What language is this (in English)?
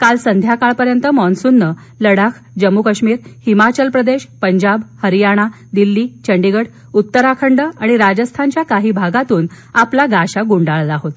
Marathi